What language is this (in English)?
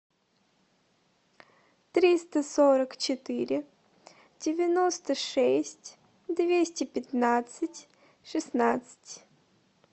Russian